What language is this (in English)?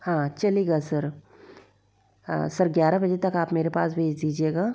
Hindi